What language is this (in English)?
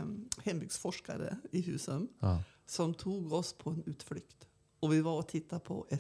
Swedish